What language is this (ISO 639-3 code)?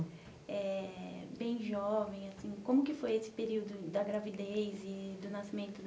por